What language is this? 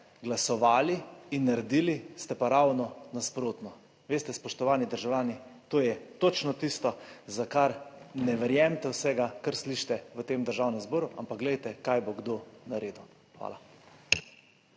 Slovenian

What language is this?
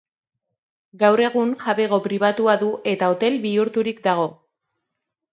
Basque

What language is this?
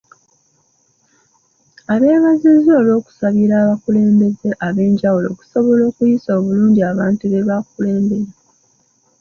Ganda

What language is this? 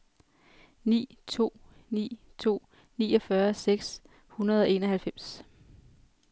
Danish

